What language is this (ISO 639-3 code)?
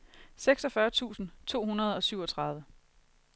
dan